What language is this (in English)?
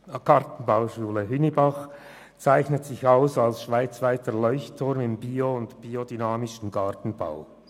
Swiss German